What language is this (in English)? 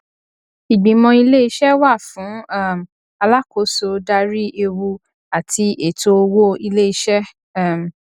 Yoruba